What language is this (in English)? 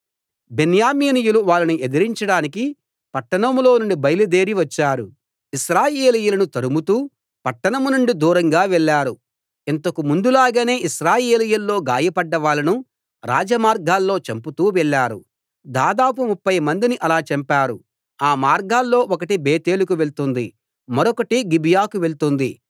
Telugu